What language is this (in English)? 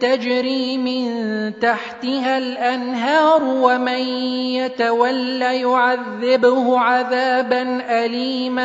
Arabic